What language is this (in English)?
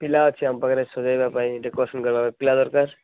Odia